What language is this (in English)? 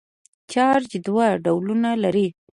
Pashto